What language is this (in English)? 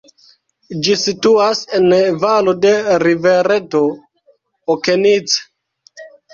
Esperanto